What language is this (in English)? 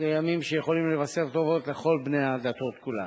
Hebrew